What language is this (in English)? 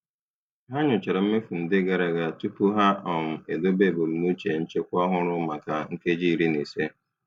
Igbo